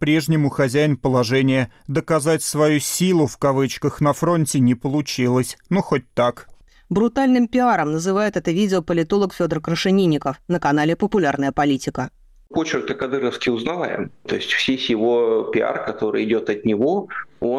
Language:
Russian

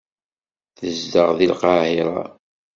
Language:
Kabyle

